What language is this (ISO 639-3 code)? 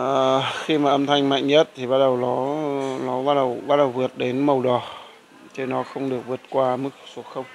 vie